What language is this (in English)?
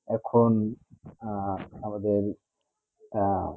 Bangla